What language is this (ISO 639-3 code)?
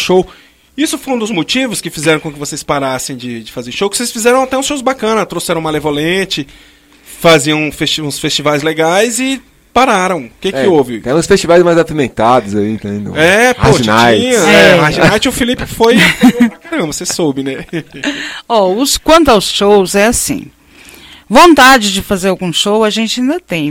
por